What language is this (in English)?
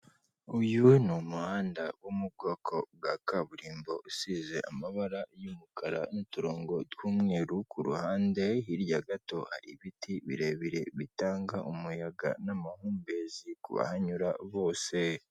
Kinyarwanda